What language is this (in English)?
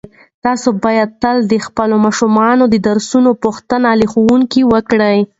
Pashto